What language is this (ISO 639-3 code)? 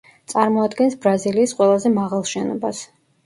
kat